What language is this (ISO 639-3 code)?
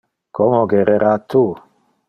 ina